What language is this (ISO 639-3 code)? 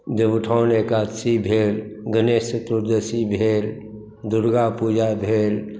mai